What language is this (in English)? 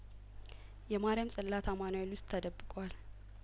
Amharic